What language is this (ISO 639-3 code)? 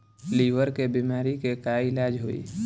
bho